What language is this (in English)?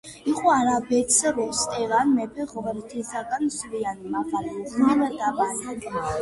Georgian